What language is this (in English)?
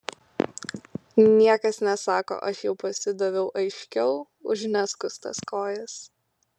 Lithuanian